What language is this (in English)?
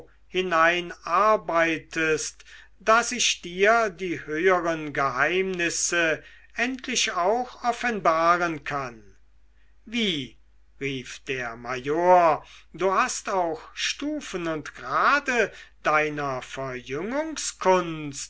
German